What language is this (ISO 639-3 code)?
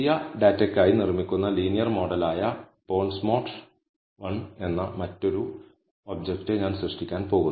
mal